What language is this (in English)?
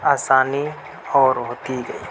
Urdu